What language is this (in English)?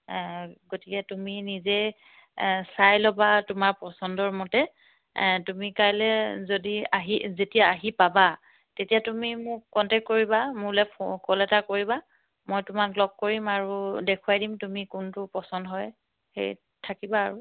Assamese